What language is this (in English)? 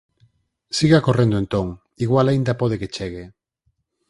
Galician